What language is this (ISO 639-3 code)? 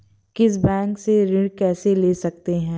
hin